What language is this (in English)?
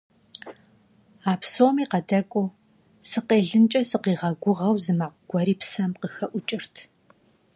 Kabardian